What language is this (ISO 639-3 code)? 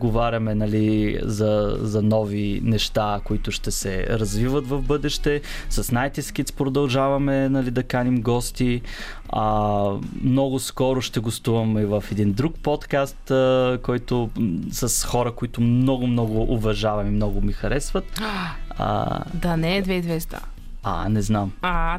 bul